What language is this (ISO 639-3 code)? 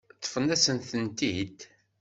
kab